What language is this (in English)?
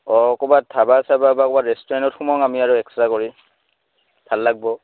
Assamese